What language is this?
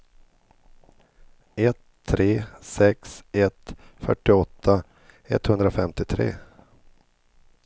Swedish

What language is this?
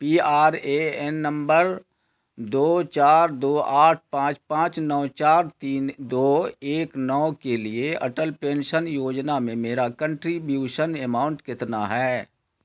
Urdu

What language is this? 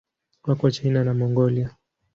Swahili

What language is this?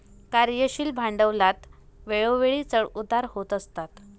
Marathi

